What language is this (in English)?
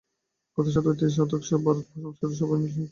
Bangla